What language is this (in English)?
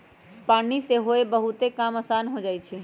Magahi